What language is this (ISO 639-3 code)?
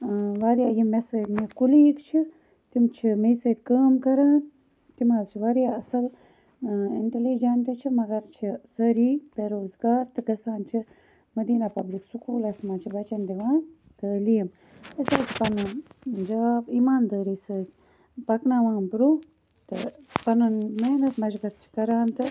kas